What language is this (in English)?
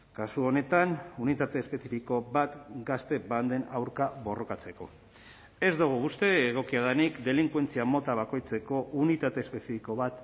Basque